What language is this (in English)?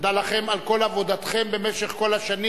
Hebrew